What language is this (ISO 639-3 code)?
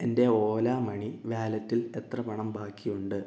mal